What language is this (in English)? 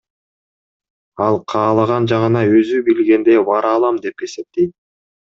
Kyrgyz